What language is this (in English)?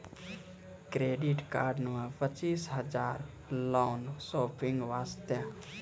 Maithili